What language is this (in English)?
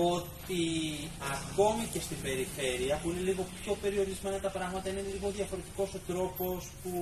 Greek